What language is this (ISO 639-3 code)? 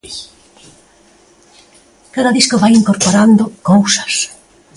glg